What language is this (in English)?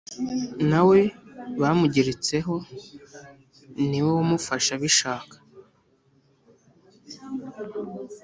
Kinyarwanda